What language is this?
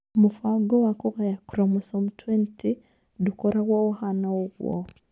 Kikuyu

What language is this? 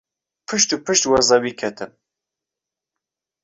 Central Kurdish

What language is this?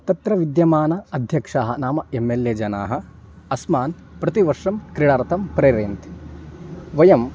Sanskrit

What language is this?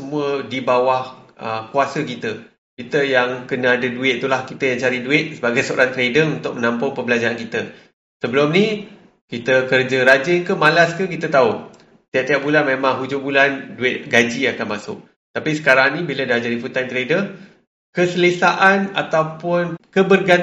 Malay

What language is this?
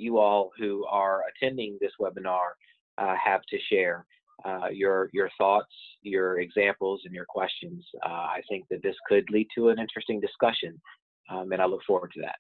English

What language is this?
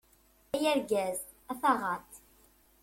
Kabyle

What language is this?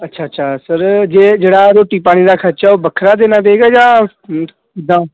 Punjabi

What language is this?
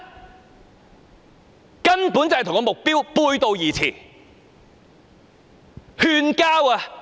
Cantonese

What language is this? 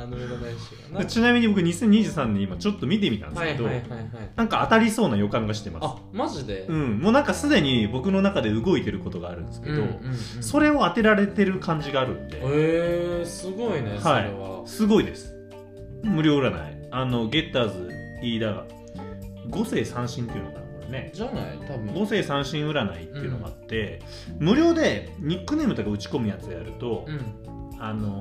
Japanese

